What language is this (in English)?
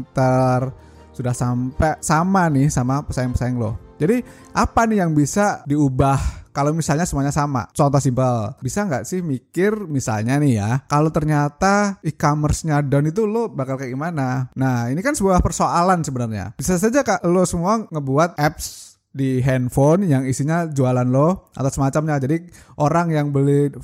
Indonesian